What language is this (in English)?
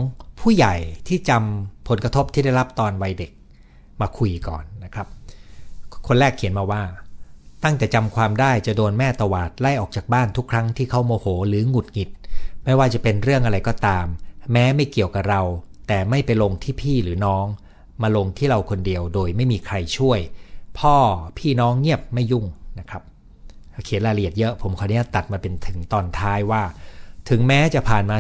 Thai